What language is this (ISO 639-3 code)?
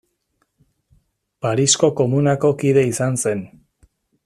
eus